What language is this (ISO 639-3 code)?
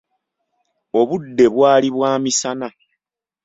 lug